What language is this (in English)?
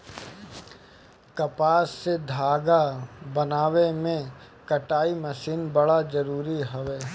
Bhojpuri